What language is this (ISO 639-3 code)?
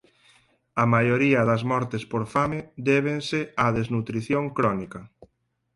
glg